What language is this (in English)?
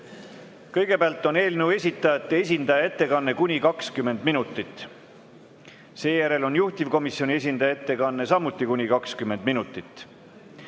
Estonian